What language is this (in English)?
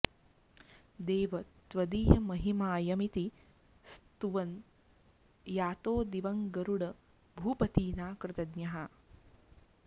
Sanskrit